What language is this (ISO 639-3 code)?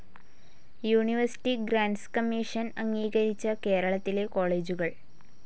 mal